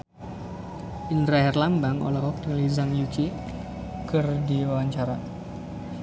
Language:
Sundanese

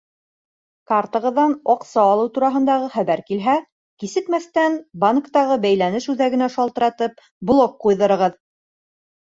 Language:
Bashkir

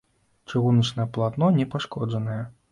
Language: Belarusian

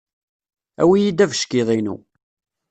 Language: Kabyle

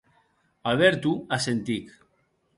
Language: Occitan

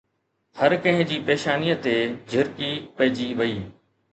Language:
Sindhi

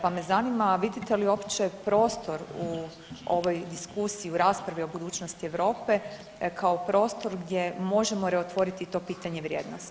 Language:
Croatian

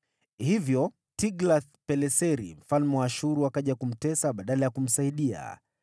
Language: Swahili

